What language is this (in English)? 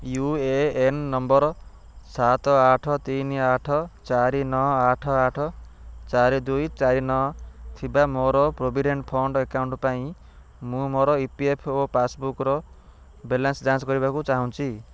Odia